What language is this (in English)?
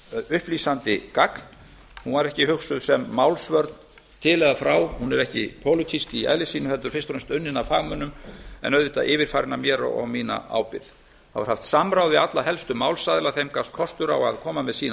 Icelandic